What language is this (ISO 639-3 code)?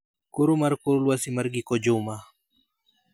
luo